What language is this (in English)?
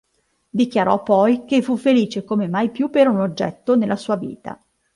Italian